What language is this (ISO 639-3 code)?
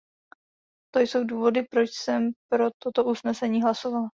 ces